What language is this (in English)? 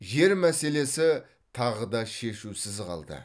Kazakh